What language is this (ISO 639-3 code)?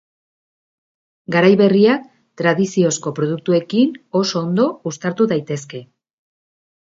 eus